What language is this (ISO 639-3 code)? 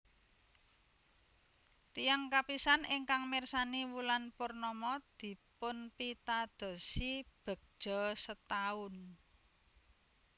jav